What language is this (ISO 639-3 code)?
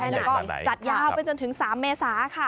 tha